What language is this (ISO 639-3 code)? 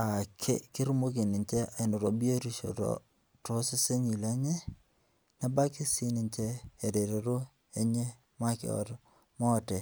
mas